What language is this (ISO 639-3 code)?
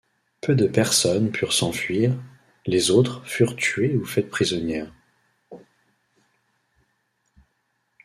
fra